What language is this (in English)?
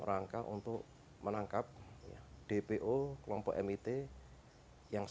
Indonesian